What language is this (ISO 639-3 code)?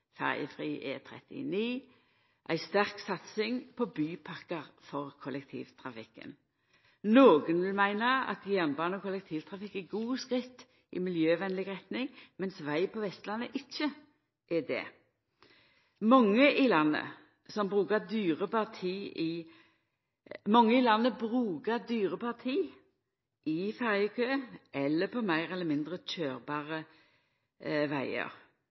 nno